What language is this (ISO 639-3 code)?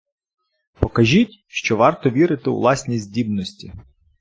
ukr